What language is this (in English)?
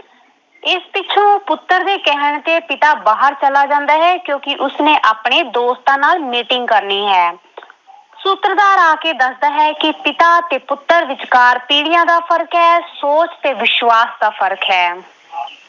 Punjabi